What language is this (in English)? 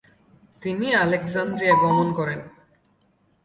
Bangla